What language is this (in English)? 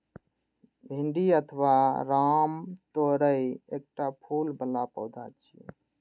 Maithili